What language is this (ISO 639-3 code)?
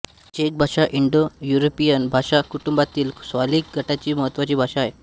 mar